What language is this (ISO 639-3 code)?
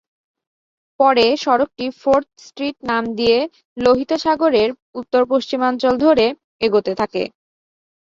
ben